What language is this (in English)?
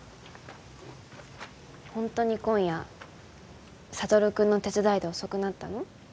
Japanese